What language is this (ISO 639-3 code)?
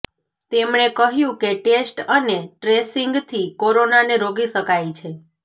guj